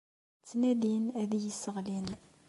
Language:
Kabyle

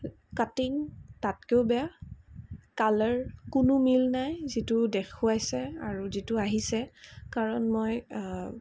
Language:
Assamese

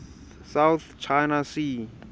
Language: Xhosa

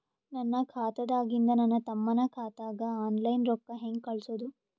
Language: Kannada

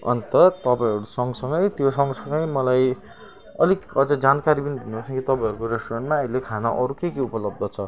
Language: Nepali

